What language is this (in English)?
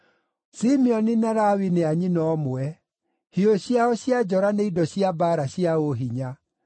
Kikuyu